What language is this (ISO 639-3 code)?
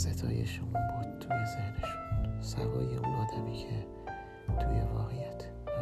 fas